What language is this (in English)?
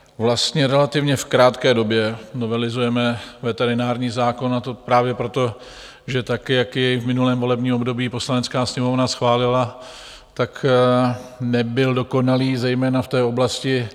Czech